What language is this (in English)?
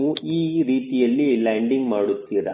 Kannada